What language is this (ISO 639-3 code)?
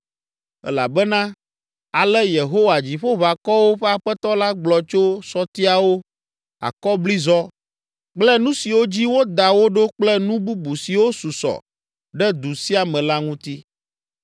ewe